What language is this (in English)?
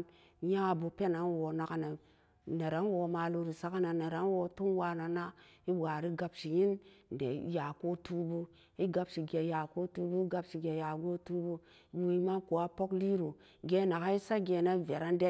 Samba Daka